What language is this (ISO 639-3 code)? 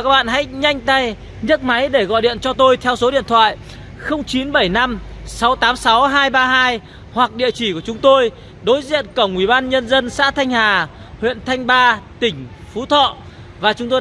vie